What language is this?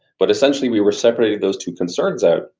English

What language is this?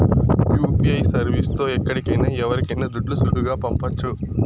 Telugu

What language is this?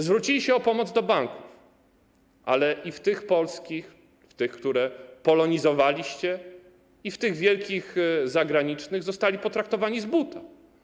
Polish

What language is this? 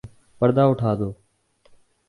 Urdu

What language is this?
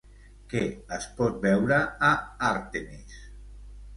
Catalan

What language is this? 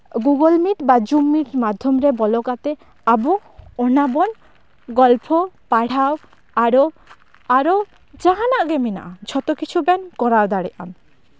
Santali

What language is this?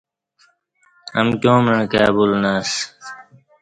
Kati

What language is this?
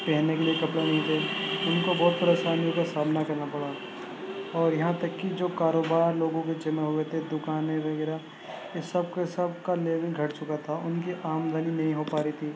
Urdu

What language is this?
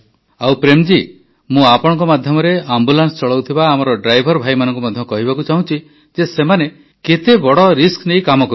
Odia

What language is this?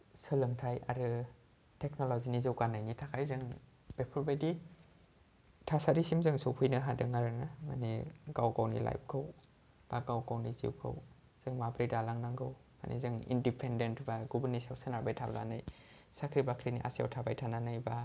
Bodo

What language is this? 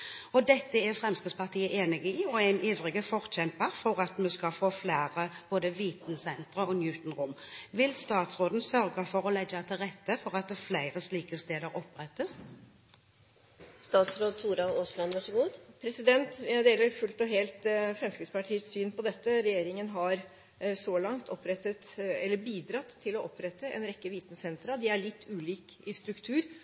Norwegian Bokmål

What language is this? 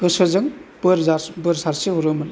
Bodo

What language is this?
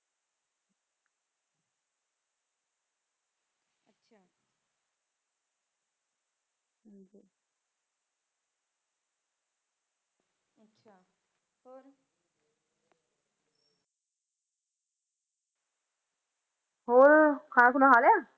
Punjabi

